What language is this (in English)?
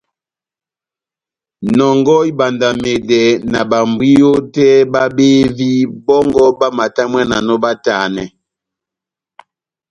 Batanga